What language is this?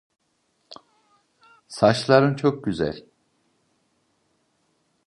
Turkish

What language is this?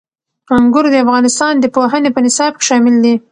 Pashto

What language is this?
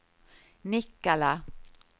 Swedish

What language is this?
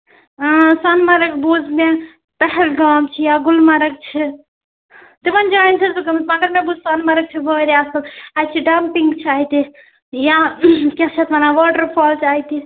Kashmiri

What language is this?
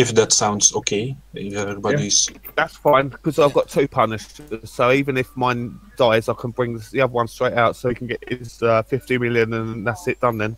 English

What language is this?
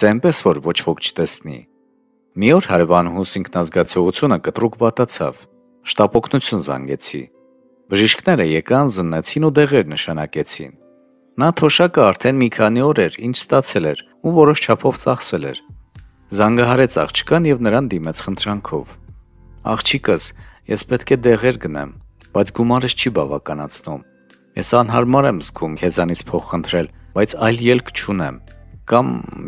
Romanian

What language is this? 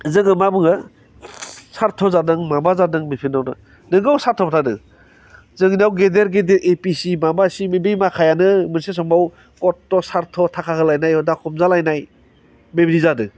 Bodo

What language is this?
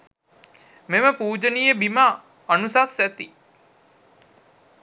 Sinhala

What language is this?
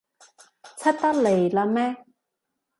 Cantonese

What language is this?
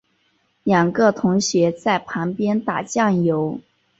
Chinese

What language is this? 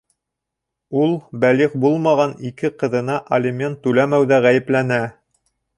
Bashkir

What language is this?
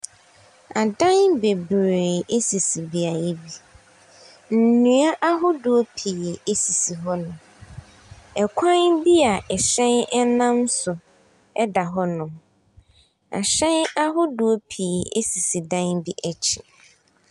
Akan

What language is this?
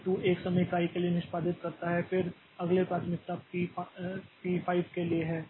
Hindi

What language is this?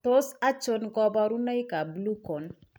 Kalenjin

